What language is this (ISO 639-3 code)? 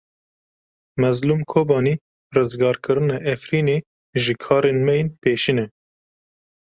kur